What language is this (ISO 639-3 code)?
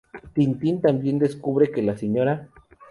spa